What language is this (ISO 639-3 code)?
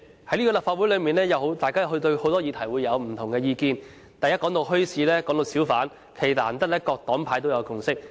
yue